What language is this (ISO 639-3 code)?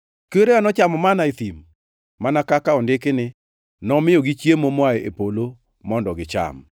luo